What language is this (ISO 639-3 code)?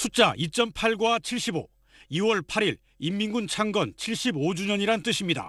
kor